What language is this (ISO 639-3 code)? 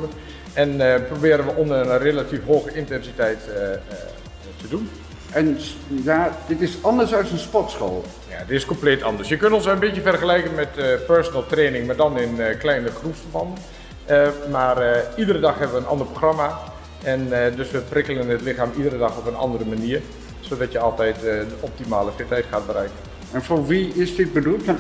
nld